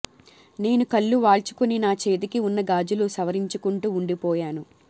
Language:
Telugu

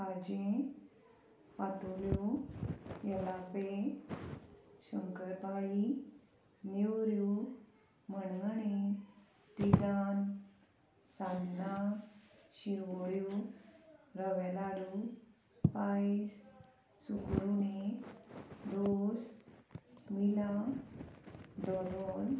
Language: Konkani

